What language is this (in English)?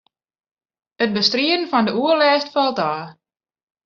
Western Frisian